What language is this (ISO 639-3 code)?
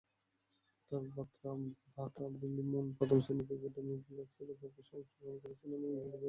ben